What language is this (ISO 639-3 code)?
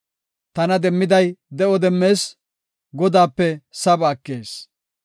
gof